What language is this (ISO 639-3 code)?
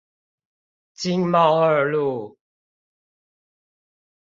zho